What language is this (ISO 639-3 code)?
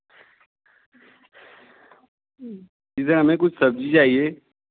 hin